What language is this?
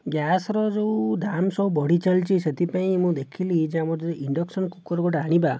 Odia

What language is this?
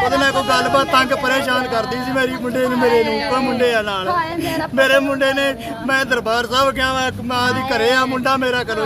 Hindi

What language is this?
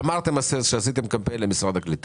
Hebrew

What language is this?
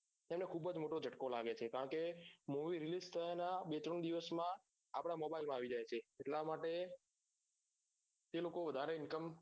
Gujarati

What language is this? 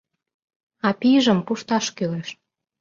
Mari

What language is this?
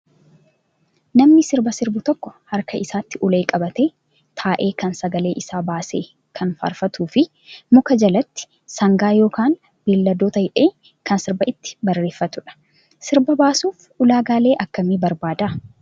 Oromo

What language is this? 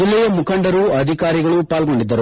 Kannada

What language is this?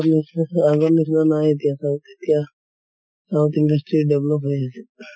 Assamese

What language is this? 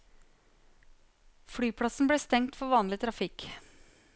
Norwegian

